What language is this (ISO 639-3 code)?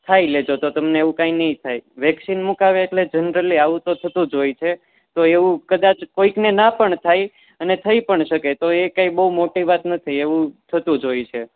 guj